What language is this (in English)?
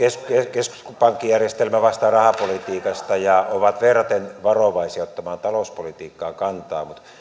Finnish